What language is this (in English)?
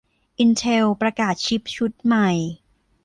Thai